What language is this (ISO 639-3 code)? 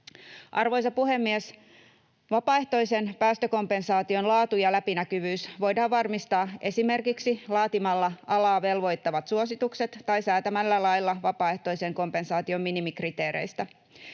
fin